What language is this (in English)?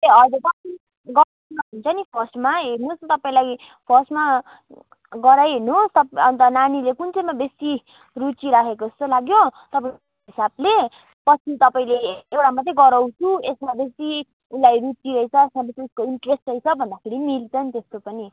Nepali